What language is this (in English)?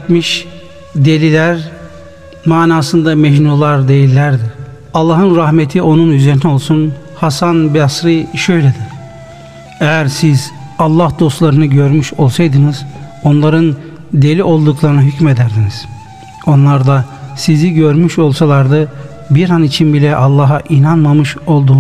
Turkish